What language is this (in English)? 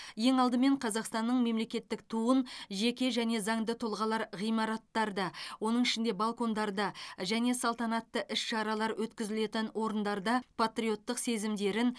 Kazakh